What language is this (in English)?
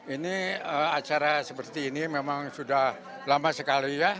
Indonesian